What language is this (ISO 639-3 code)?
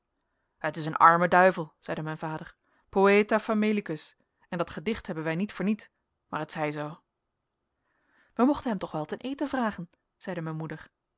nld